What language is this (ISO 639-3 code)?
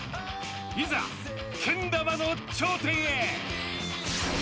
jpn